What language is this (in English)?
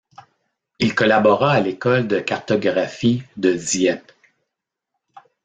French